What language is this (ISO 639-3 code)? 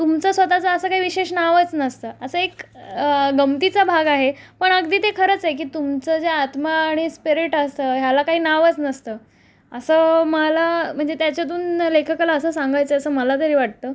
mar